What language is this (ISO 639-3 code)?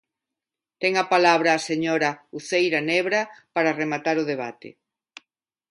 glg